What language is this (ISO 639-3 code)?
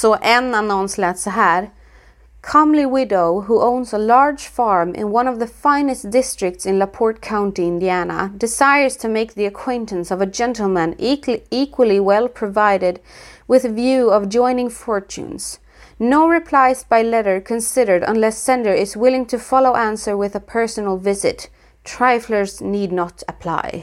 swe